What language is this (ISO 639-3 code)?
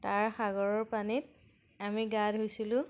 asm